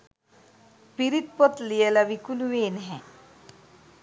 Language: Sinhala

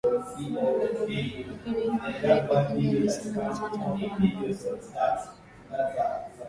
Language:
Swahili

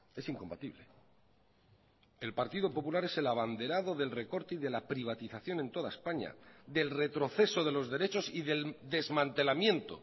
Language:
Spanish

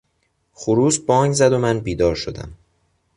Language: Persian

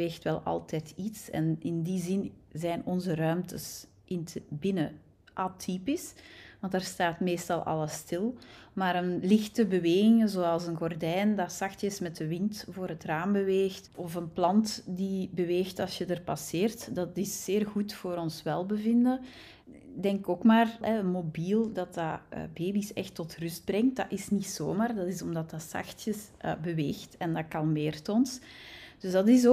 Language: Dutch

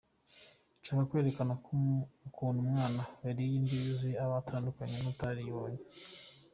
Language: Kinyarwanda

